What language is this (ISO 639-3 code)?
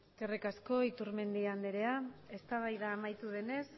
eus